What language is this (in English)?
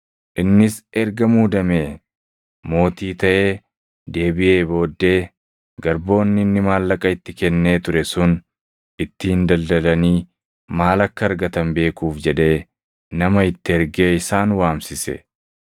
Oromo